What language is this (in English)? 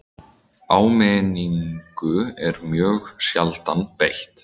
Icelandic